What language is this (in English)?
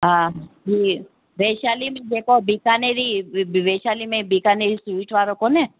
Sindhi